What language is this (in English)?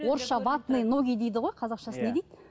Kazakh